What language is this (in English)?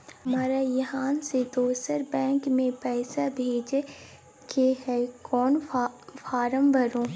Maithili